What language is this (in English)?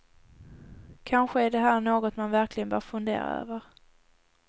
Swedish